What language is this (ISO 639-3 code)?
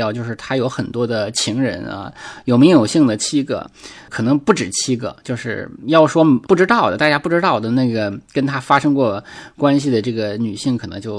zho